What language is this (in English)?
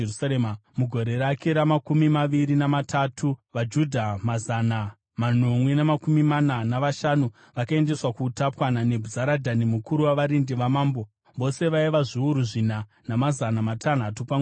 Shona